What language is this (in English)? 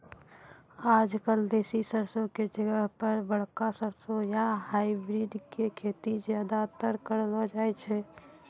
Maithili